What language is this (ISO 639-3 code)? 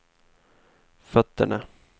swe